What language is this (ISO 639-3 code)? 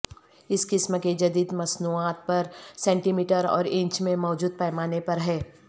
urd